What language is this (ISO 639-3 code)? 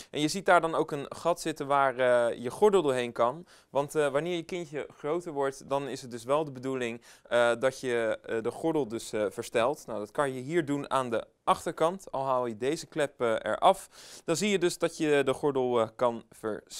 nld